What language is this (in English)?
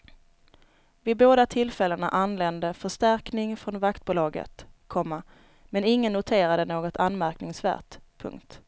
Swedish